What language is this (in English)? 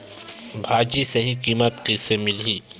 Chhattisgarhi